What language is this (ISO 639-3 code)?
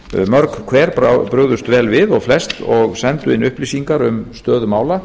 isl